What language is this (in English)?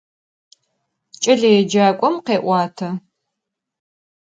Adyghe